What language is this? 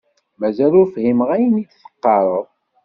Kabyle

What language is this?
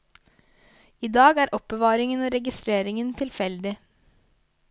Norwegian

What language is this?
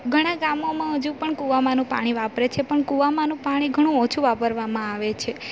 Gujarati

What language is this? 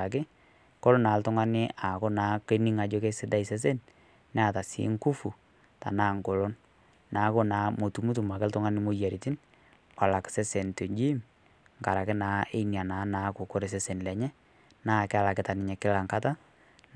Masai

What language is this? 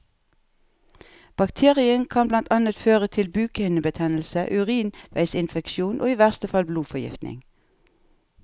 Norwegian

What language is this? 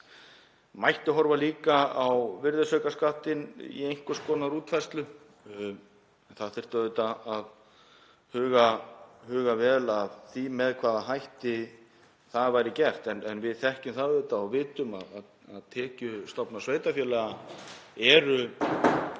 Icelandic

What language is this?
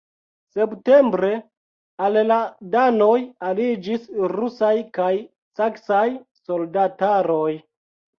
Esperanto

